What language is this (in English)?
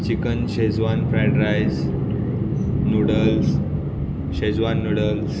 Konkani